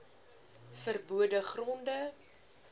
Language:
Afrikaans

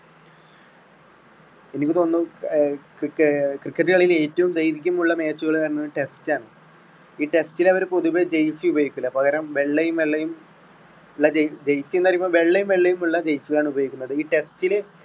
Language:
Malayalam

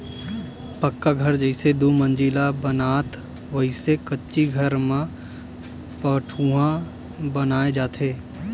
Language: Chhattisgarhi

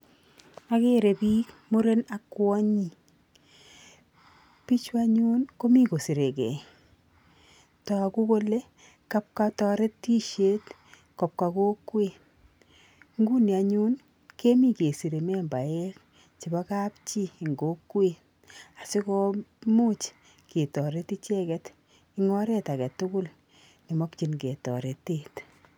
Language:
Kalenjin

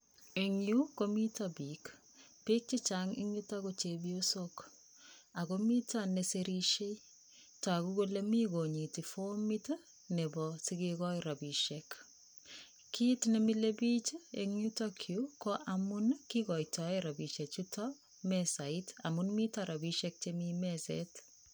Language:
Kalenjin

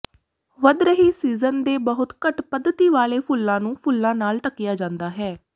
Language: Punjabi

